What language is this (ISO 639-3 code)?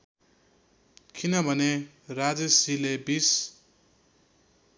nep